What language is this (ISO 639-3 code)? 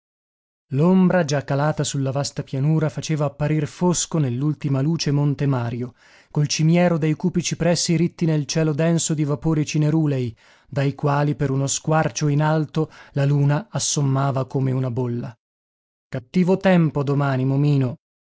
ita